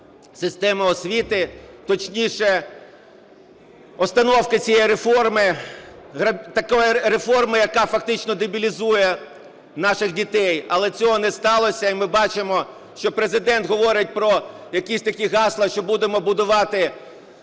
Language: Ukrainian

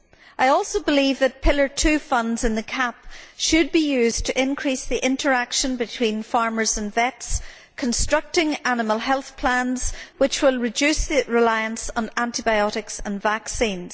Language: English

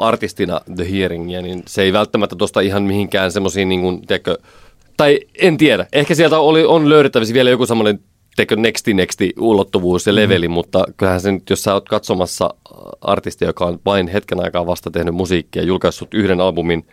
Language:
Finnish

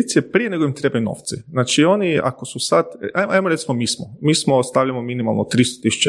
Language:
Croatian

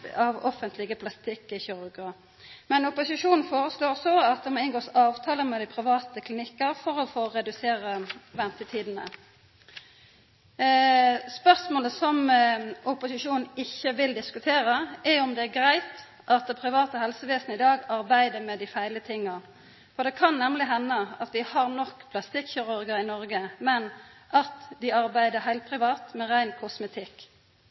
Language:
Norwegian Nynorsk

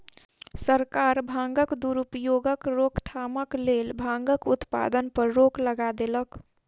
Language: Maithili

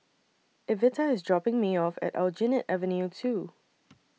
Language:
English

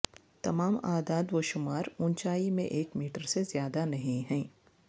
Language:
Urdu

